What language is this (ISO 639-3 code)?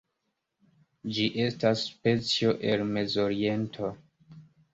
epo